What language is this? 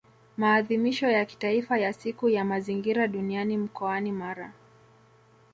Swahili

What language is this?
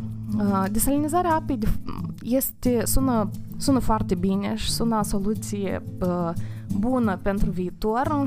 Romanian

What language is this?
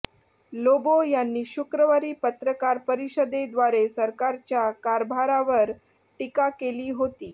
Marathi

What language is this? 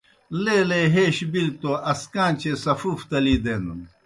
Kohistani Shina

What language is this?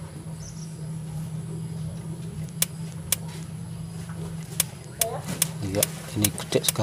Indonesian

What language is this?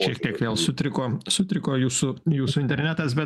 Lithuanian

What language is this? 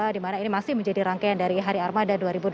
Indonesian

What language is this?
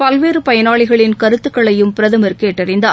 Tamil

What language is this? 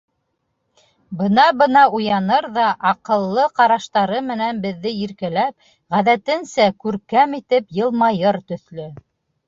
Bashkir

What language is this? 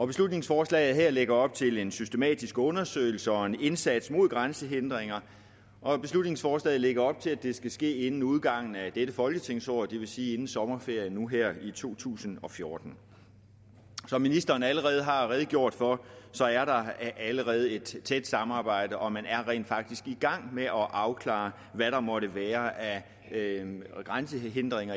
Danish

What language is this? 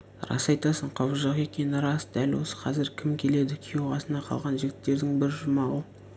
Kazakh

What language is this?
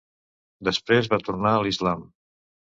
Catalan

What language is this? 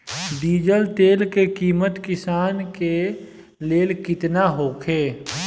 Bhojpuri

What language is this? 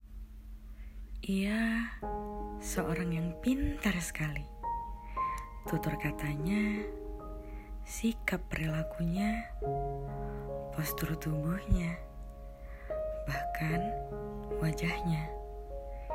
Indonesian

